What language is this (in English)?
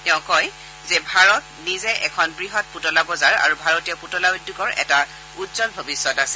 Assamese